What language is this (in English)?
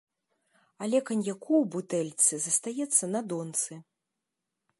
Belarusian